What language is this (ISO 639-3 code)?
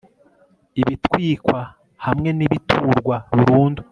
kin